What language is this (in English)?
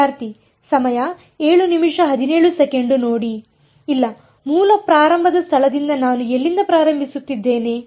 Kannada